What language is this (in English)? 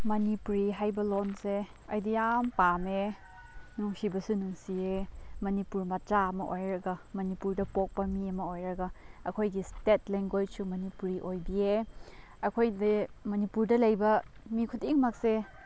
Manipuri